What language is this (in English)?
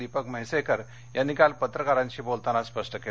Marathi